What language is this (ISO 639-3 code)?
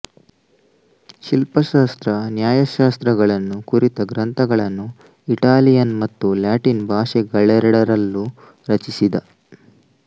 kan